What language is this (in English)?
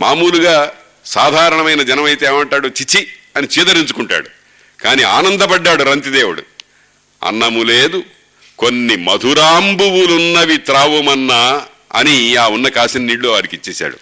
Telugu